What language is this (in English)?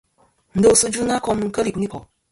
Kom